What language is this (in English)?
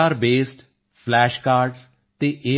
Punjabi